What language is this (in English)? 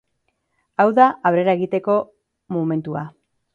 Basque